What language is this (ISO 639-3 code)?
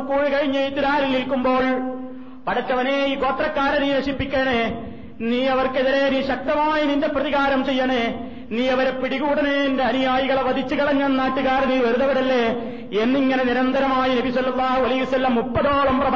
mal